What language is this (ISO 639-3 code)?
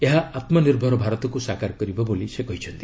ori